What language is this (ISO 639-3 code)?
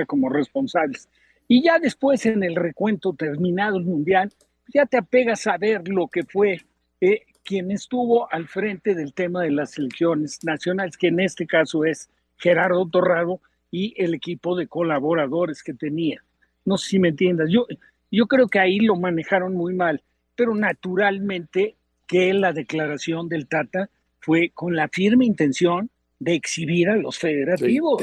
spa